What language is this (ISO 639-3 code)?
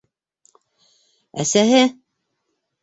bak